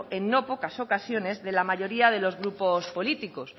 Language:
Spanish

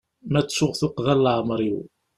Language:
Kabyle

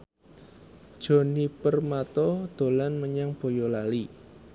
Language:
Javanese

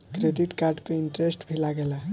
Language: Bhojpuri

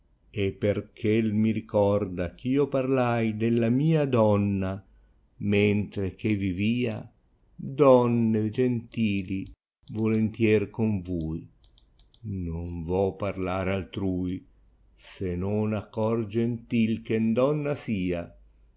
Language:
Italian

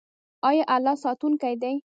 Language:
Pashto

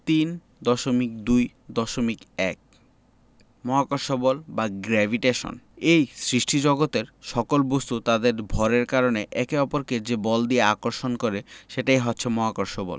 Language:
Bangla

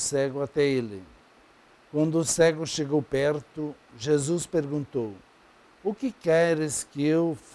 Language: Portuguese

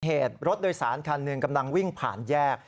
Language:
Thai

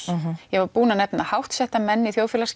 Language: Icelandic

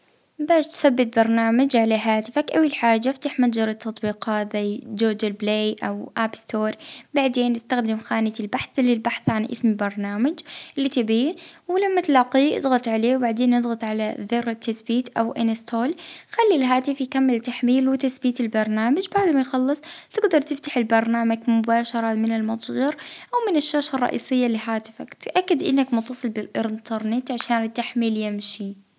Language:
Libyan Arabic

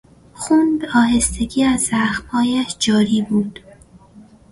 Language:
Persian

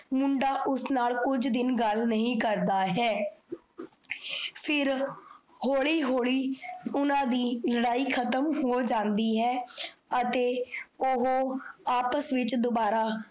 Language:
Punjabi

